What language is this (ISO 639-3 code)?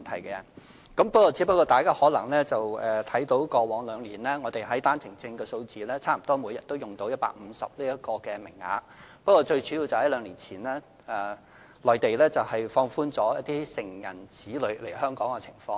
yue